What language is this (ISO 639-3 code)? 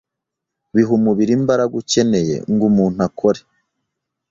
kin